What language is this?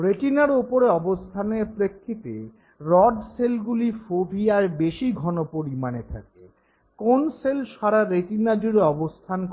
Bangla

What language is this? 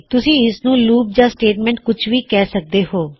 Punjabi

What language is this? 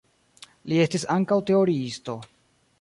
Esperanto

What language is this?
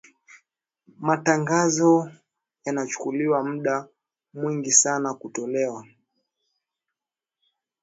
Swahili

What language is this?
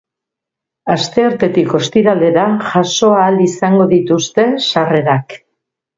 Basque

